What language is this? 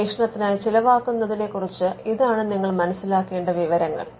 Malayalam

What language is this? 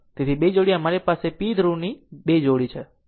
Gujarati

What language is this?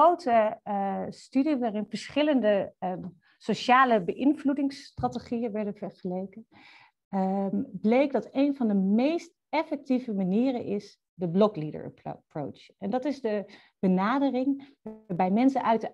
Dutch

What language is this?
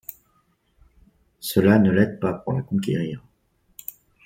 French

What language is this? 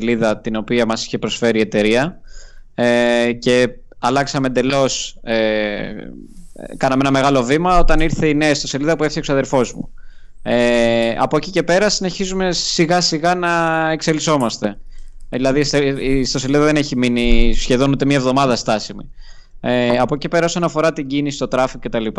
Greek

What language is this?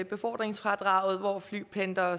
Danish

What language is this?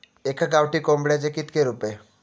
Marathi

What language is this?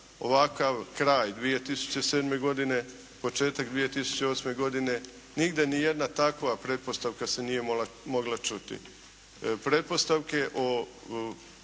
Croatian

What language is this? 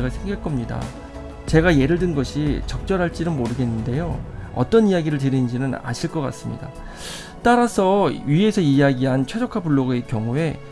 Korean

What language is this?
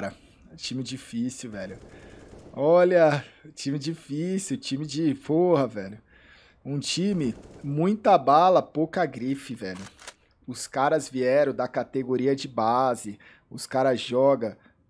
Portuguese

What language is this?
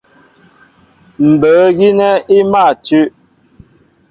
Mbo (Cameroon)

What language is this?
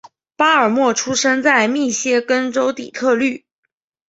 Chinese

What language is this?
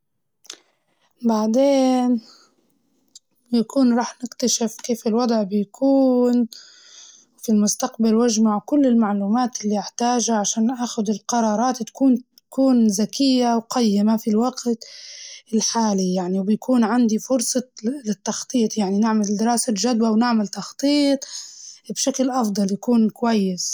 Libyan Arabic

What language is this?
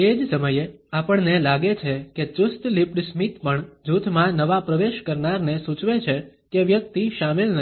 Gujarati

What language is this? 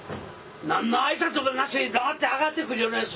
Japanese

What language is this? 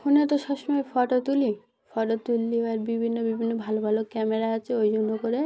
Bangla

